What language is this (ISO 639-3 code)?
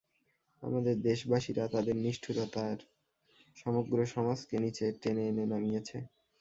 ben